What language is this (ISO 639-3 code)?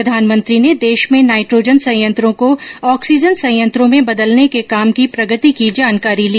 hin